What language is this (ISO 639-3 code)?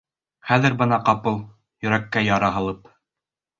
bak